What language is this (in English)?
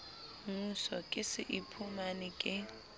Southern Sotho